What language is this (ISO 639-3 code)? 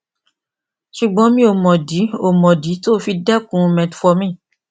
yor